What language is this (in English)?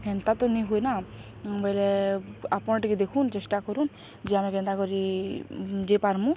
Odia